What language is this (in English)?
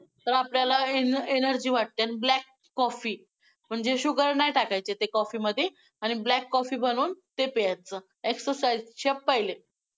Marathi